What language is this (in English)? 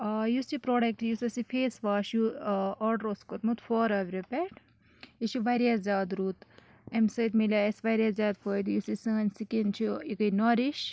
Kashmiri